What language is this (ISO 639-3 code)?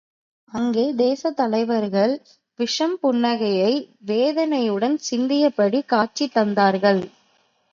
tam